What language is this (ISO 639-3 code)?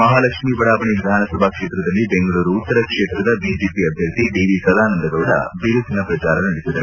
kan